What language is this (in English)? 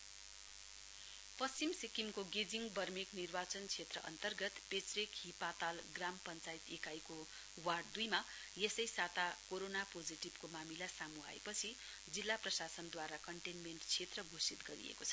Nepali